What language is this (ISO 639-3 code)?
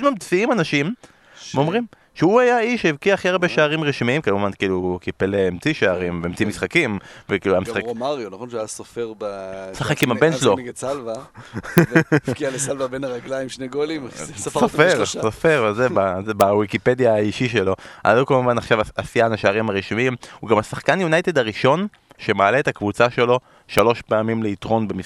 heb